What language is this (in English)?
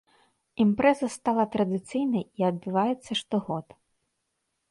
Belarusian